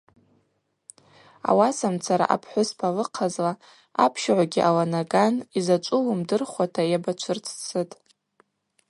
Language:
Abaza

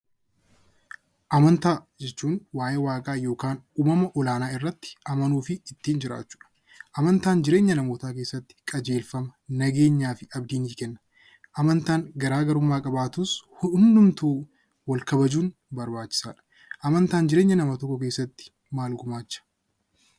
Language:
Oromo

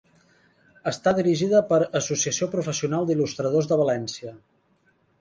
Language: Catalan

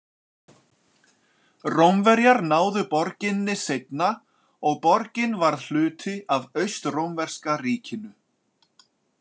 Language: Icelandic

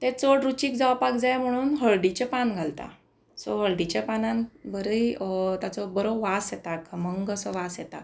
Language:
Konkani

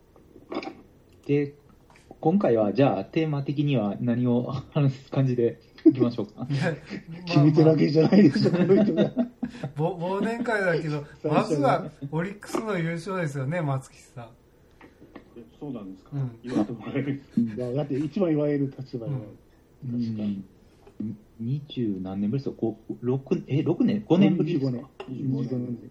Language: Japanese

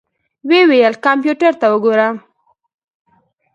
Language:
Pashto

